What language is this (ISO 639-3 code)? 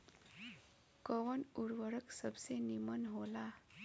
bho